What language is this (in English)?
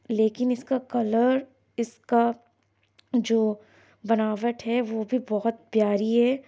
Urdu